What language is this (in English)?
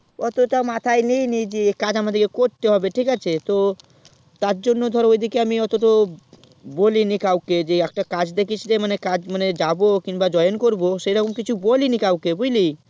Bangla